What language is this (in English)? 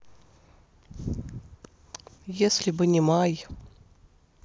Russian